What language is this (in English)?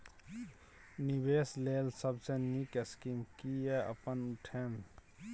Maithili